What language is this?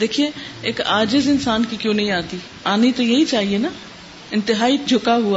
Urdu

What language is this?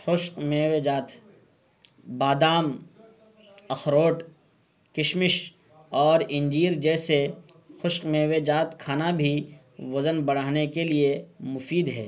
Urdu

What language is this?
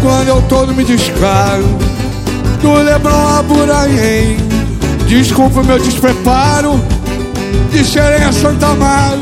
Portuguese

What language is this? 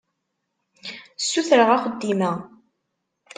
Kabyle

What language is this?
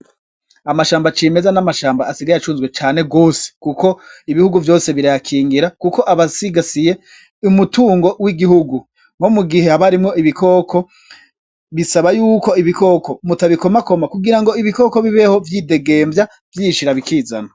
Rundi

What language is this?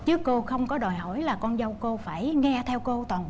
Vietnamese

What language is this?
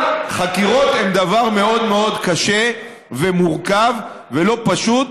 Hebrew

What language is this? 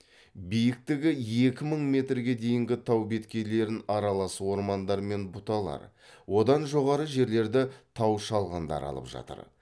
Kazakh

